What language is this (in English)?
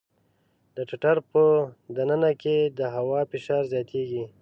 Pashto